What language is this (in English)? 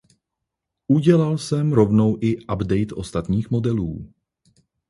Czech